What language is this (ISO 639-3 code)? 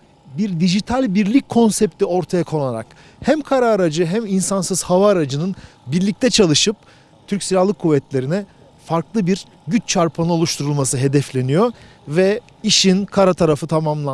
tur